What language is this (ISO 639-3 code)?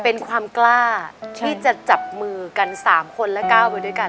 tha